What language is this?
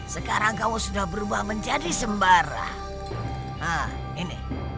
Indonesian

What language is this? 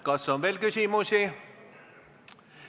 Estonian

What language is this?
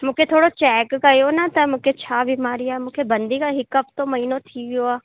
Sindhi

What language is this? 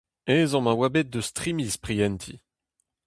Breton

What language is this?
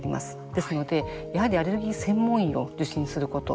Japanese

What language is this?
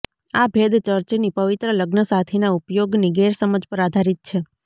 Gujarati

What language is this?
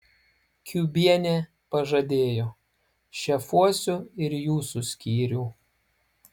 Lithuanian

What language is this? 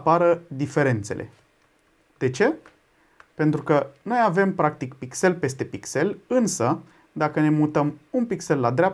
Romanian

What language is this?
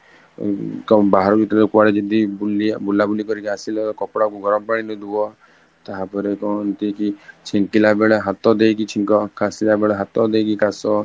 Odia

